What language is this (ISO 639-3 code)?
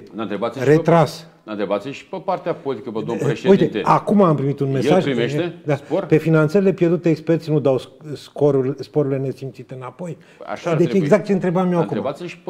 ron